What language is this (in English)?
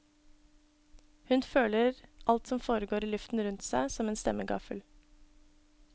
Norwegian